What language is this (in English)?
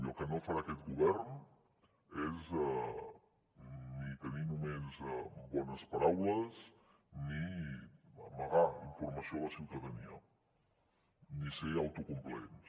Catalan